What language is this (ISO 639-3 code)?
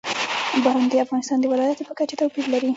pus